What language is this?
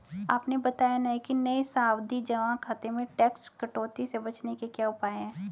Hindi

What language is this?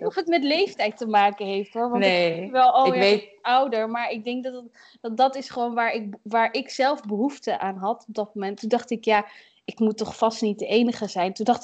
Dutch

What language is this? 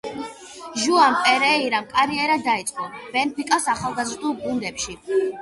Georgian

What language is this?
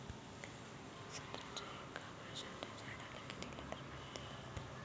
Marathi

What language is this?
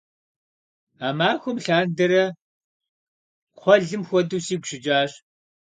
Kabardian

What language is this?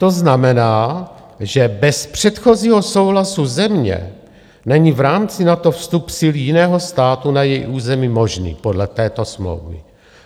Czech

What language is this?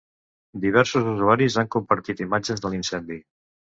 Catalan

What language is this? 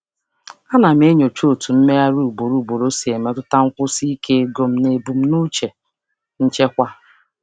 Igbo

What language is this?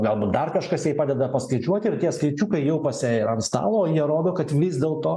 Lithuanian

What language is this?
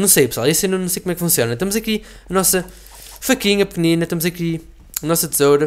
Portuguese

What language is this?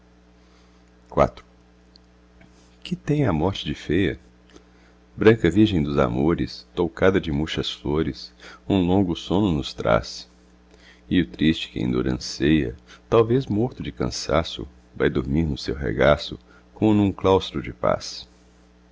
Portuguese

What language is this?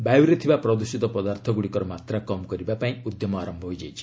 Odia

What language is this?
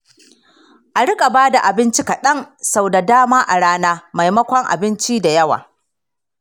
Hausa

